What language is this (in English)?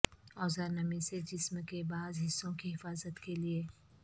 Urdu